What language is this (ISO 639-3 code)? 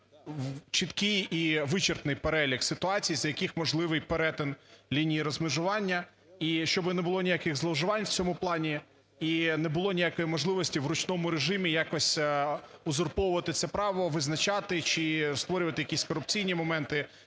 ukr